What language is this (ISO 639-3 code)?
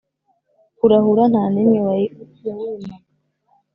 kin